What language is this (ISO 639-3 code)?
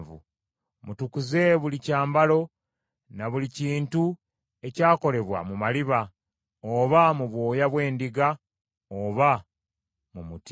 lug